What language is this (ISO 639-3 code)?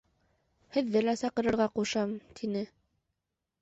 bak